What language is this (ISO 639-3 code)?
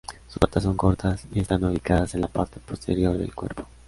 spa